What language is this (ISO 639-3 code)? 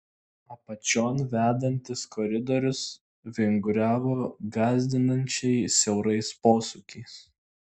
lit